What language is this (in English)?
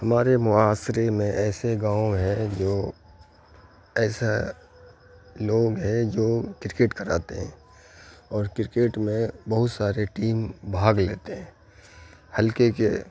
Urdu